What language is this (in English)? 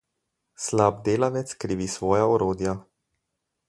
Slovenian